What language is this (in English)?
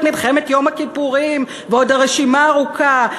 Hebrew